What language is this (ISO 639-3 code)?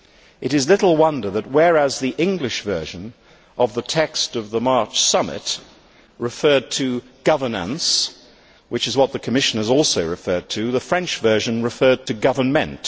eng